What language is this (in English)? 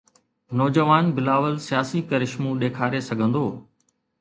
Sindhi